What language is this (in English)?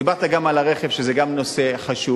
Hebrew